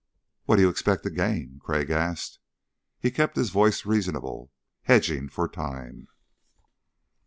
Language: English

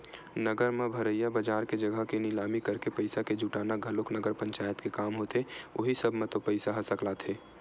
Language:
Chhattisgarhi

